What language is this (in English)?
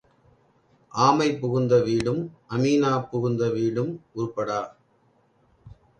Tamil